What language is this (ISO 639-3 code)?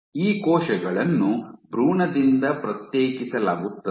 kan